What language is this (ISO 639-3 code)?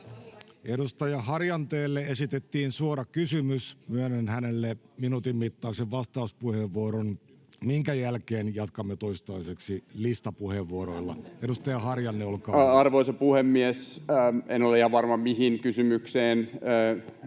fin